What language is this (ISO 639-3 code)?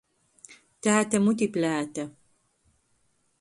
ltg